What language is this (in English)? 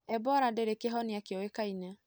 Kikuyu